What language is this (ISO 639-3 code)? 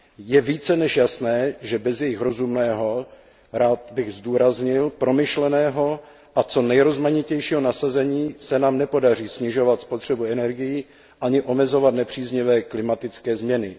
ces